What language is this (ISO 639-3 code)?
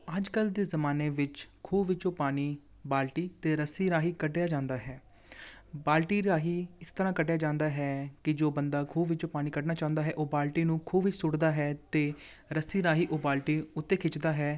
pan